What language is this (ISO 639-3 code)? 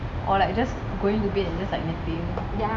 eng